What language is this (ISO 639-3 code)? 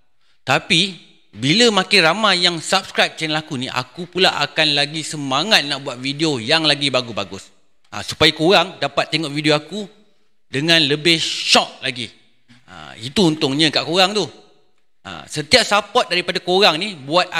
msa